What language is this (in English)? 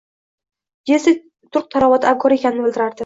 Uzbek